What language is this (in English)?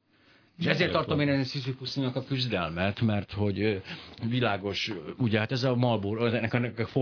Hungarian